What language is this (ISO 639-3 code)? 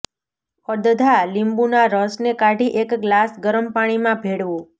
guj